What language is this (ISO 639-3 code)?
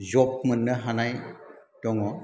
brx